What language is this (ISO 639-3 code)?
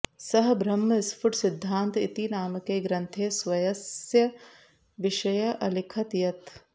san